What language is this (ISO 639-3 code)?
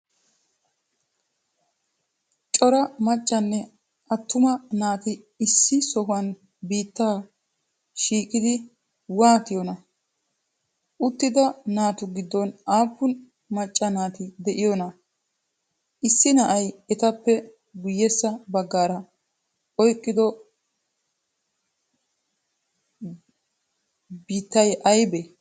wal